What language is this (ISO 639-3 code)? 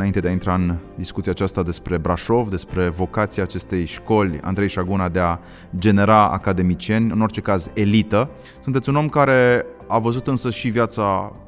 ron